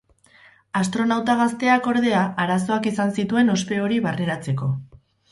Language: Basque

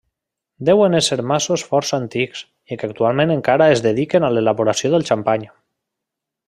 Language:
Catalan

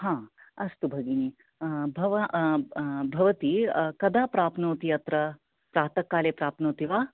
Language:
Sanskrit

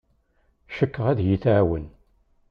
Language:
Kabyle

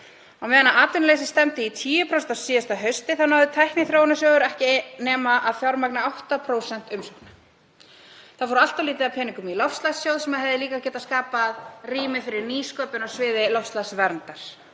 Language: Icelandic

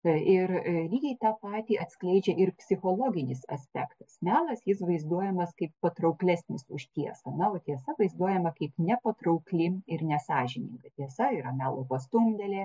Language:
Lithuanian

